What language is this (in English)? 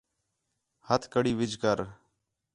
Khetrani